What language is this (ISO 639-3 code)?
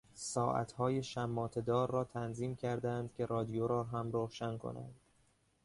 fas